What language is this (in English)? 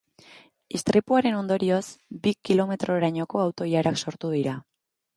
Basque